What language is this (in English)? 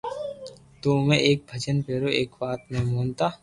Loarki